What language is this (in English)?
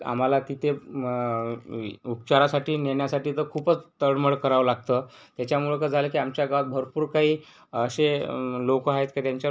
Marathi